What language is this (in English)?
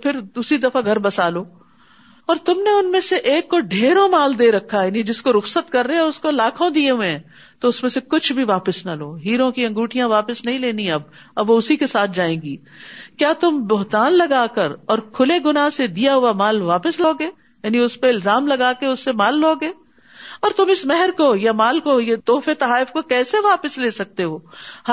Urdu